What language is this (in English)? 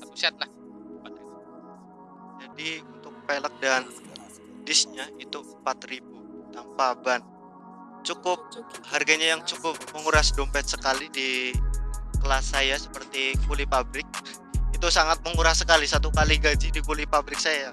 Indonesian